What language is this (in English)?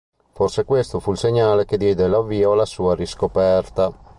Italian